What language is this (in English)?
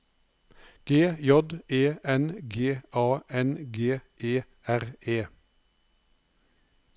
Norwegian